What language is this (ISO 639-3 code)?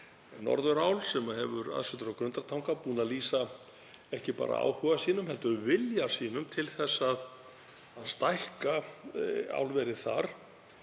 isl